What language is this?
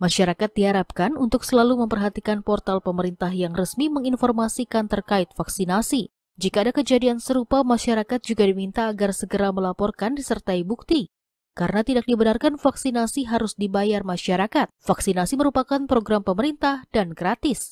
Indonesian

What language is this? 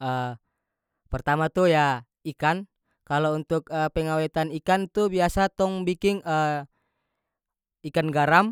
North Moluccan Malay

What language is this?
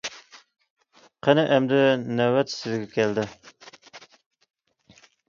Uyghur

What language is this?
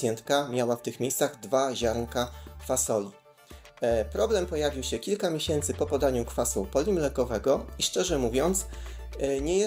Polish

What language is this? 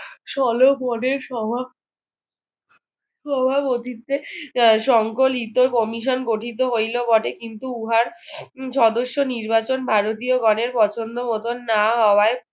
Bangla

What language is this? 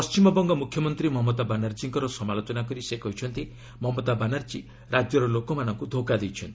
Odia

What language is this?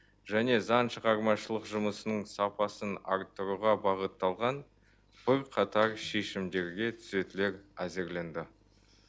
Kazakh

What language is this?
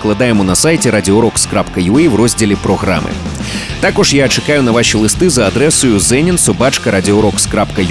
Ukrainian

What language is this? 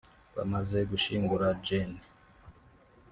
Kinyarwanda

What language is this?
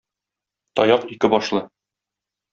Tatar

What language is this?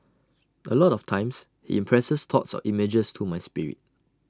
English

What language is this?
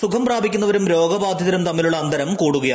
Malayalam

